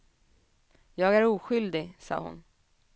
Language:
Swedish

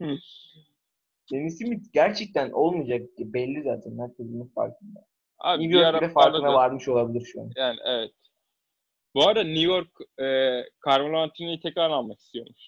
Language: Turkish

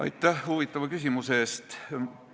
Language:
Estonian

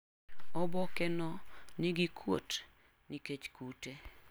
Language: Luo (Kenya and Tanzania)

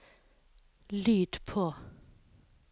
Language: Norwegian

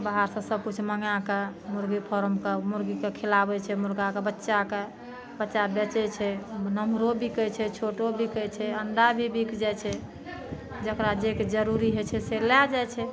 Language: Maithili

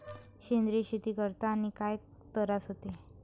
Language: Marathi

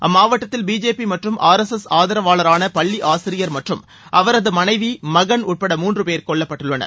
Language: Tamil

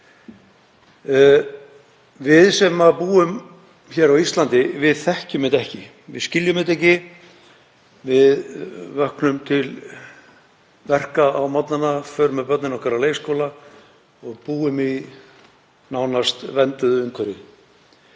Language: Icelandic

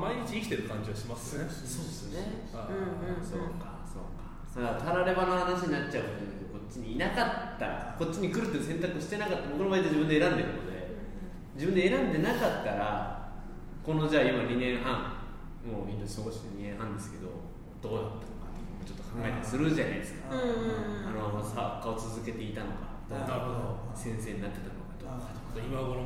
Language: Japanese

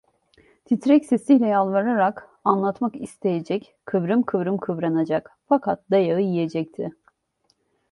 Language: Turkish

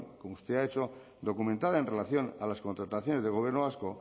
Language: Spanish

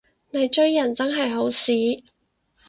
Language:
Cantonese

